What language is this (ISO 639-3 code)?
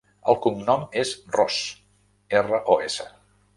cat